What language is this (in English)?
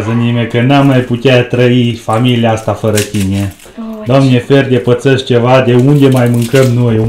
Romanian